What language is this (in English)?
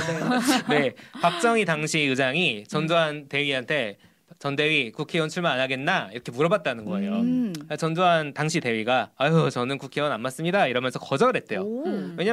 Korean